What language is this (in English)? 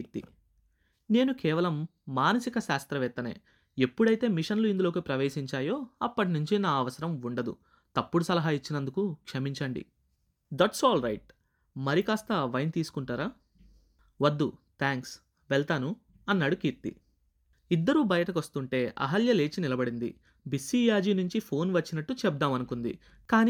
Telugu